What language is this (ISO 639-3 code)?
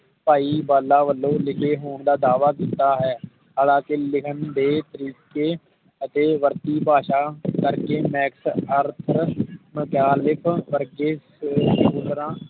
pan